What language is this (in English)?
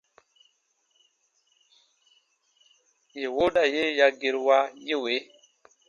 Baatonum